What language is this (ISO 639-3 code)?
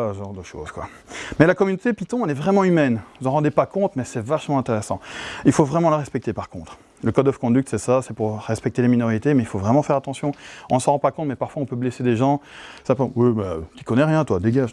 fra